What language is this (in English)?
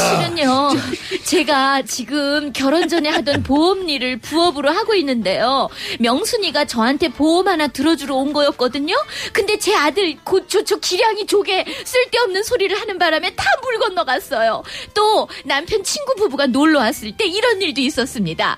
Korean